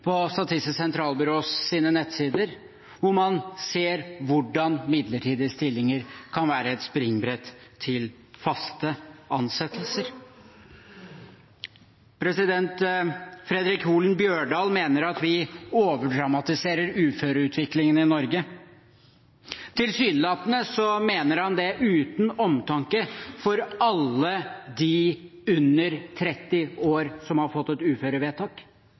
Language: Norwegian Bokmål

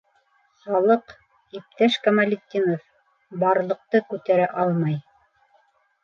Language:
Bashkir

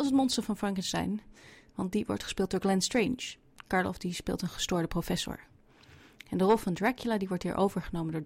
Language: Dutch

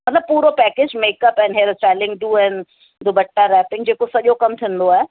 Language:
Sindhi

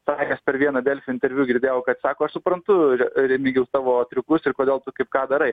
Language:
Lithuanian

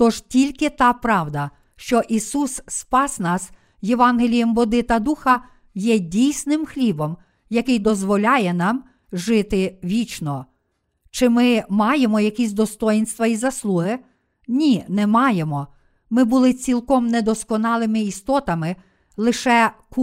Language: Ukrainian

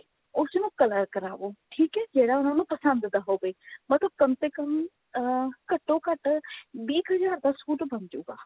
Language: Punjabi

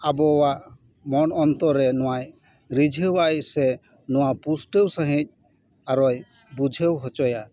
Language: Santali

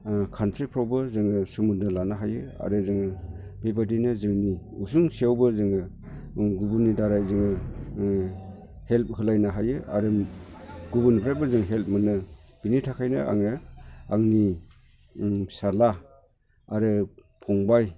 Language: Bodo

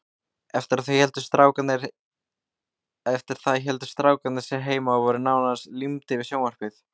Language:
Icelandic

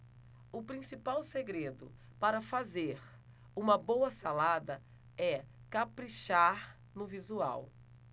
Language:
Portuguese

